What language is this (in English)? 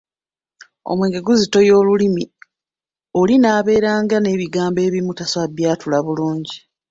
Ganda